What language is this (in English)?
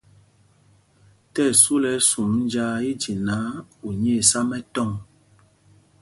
Mpumpong